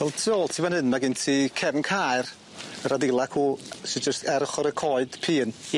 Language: Welsh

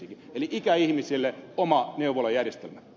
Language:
Finnish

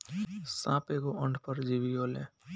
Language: Bhojpuri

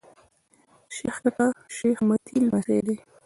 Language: Pashto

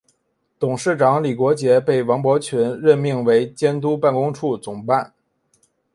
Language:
Chinese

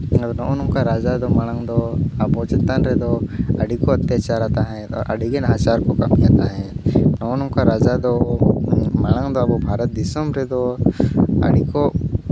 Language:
Santali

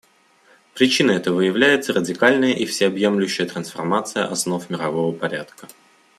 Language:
Russian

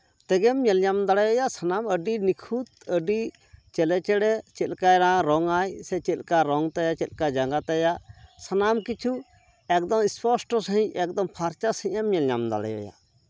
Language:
Santali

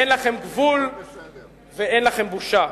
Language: Hebrew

